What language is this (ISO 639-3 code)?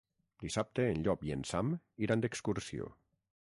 cat